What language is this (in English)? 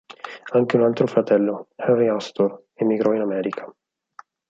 Italian